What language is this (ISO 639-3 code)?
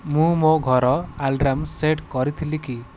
ori